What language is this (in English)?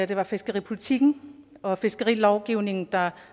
Danish